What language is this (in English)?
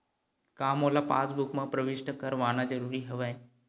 Chhattisgarhi